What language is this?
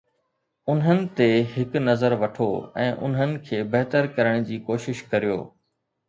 Sindhi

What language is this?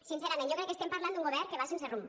Catalan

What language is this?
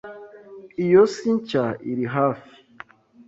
Kinyarwanda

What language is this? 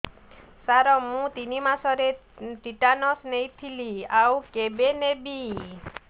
Odia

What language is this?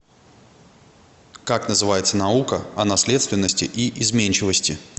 Russian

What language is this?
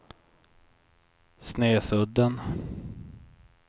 Swedish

